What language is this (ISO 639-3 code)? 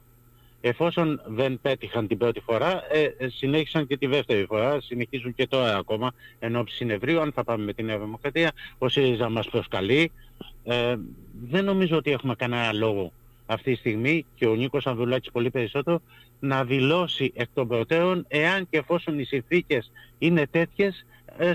ell